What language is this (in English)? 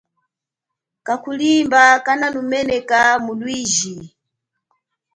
Chokwe